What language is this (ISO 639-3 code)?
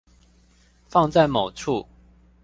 zho